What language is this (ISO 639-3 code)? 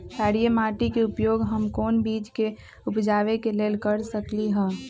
mag